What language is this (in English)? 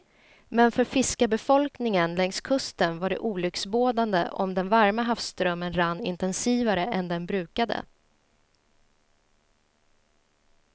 Swedish